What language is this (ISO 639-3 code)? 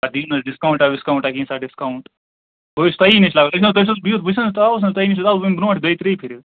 kas